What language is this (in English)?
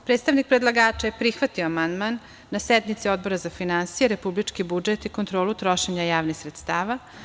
Serbian